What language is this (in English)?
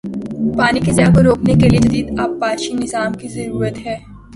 Urdu